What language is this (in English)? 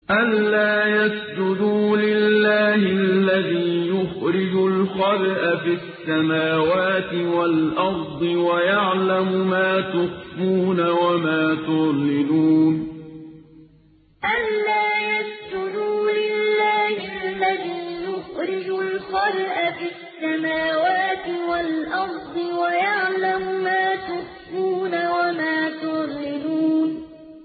Arabic